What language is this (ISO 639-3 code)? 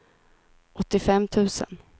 swe